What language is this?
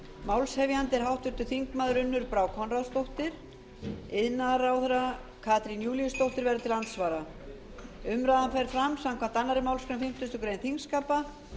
Icelandic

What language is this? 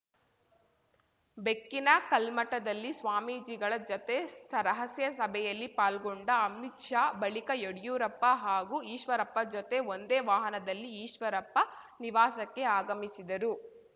Kannada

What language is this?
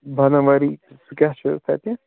Kashmiri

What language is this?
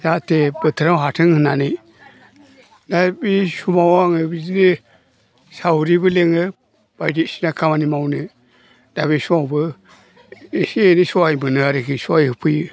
Bodo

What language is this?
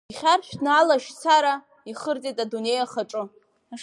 Abkhazian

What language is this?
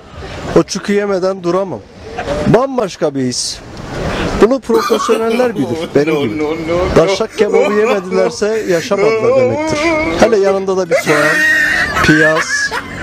Turkish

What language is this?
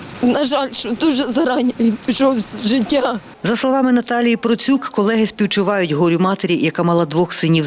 Ukrainian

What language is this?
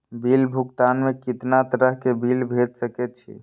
Maithili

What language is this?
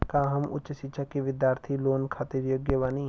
Bhojpuri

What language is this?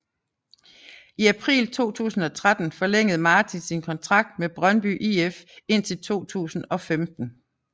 Danish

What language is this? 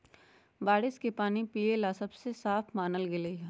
Magahi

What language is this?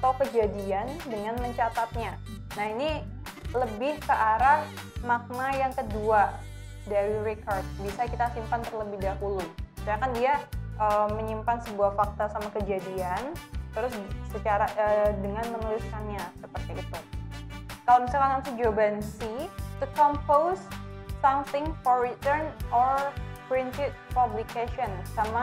Indonesian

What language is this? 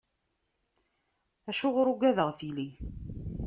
Kabyle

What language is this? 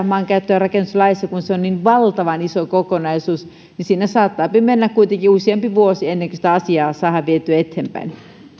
Finnish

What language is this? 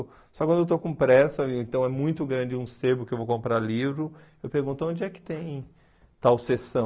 Portuguese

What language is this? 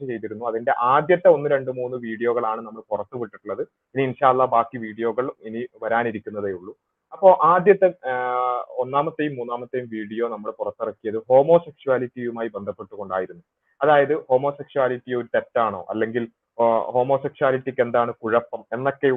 Malayalam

